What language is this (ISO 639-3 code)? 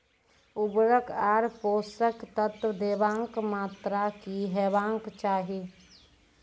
mai